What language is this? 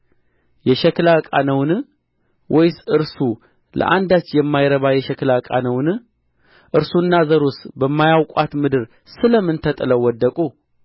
Amharic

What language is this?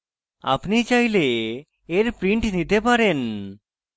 Bangla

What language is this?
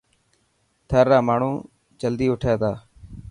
Dhatki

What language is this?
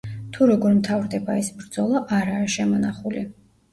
Georgian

